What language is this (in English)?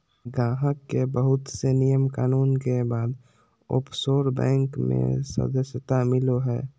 Magahi